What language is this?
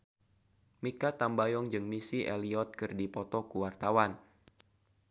Sundanese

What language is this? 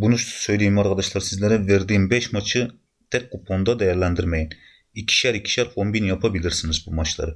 Turkish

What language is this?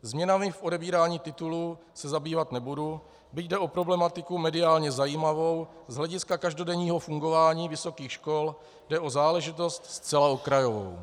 Czech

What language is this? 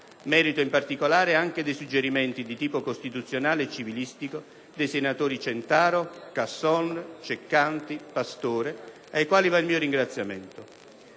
Italian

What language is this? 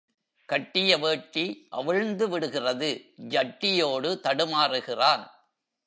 Tamil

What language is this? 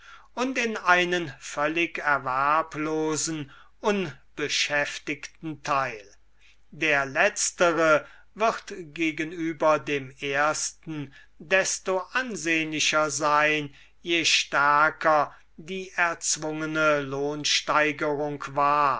German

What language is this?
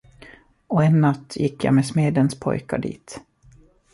Swedish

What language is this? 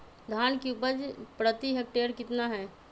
Magahi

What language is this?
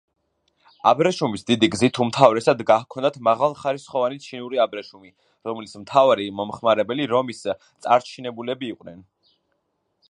Georgian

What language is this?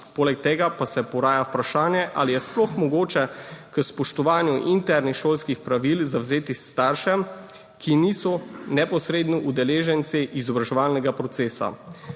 Slovenian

